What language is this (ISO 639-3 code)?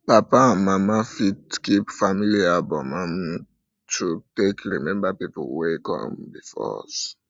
pcm